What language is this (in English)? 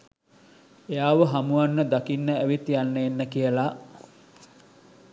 Sinhala